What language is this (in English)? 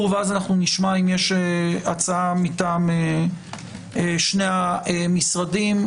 Hebrew